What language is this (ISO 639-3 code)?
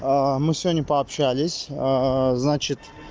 rus